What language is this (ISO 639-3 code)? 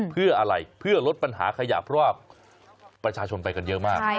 tha